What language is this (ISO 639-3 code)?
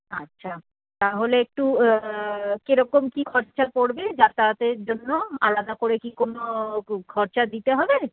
ben